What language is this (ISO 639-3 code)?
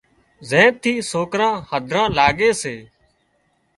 kxp